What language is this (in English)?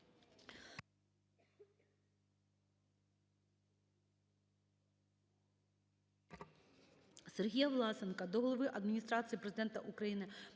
Ukrainian